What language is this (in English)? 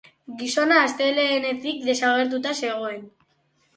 Basque